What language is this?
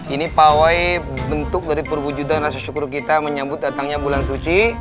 Indonesian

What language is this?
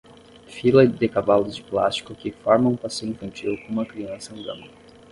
Portuguese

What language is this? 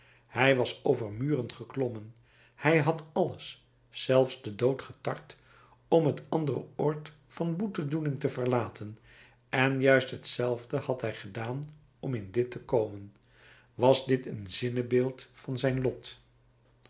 Dutch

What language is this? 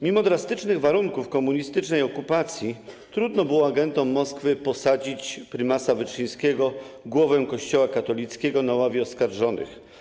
Polish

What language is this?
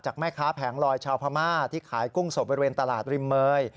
Thai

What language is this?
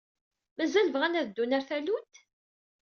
Kabyle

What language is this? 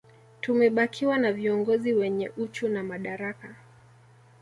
Swahili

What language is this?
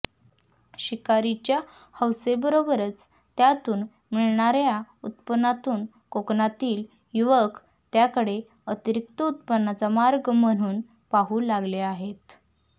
Marathi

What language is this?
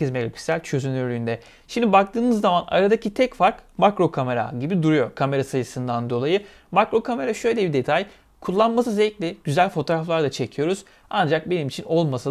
Turkish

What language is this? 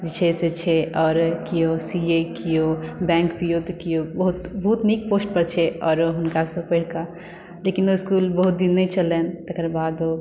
Maithili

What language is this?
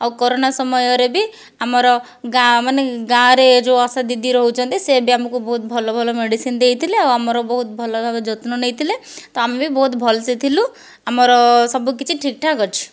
Odia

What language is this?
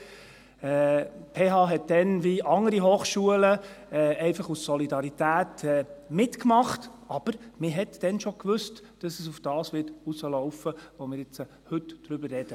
Swiss German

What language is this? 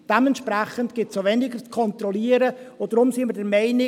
Swiss German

